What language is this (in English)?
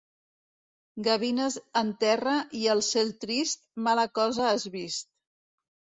Catalan